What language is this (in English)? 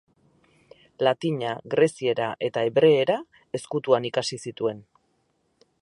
Basque